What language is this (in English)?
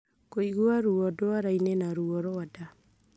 Kikuyu